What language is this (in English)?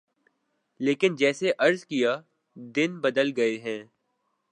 Urdu